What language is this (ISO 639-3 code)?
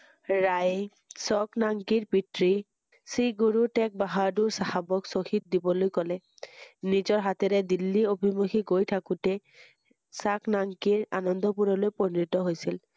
asm